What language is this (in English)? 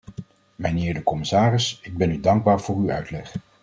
Dutch